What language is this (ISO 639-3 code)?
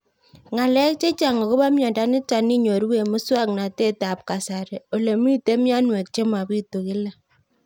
kln